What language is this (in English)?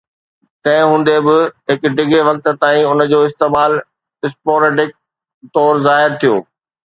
Sindhi